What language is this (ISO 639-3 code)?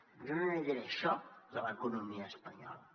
cat